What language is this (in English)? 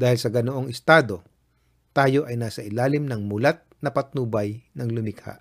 Filipino